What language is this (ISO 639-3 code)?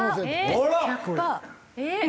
jpn